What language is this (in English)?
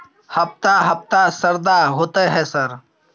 Maithili